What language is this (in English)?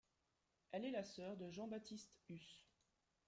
French